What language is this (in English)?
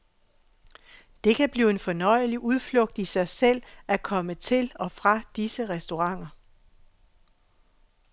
Danish